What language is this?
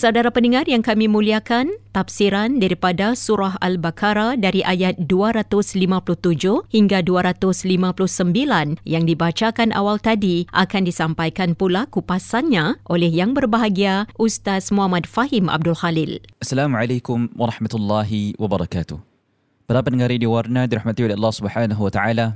Malay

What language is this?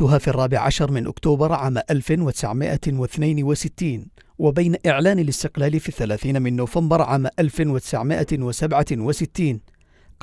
Arabic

